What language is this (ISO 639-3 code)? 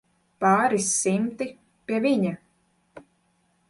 lav